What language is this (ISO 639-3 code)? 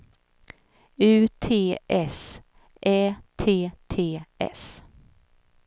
swe